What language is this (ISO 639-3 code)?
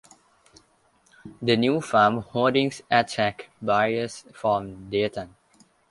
eng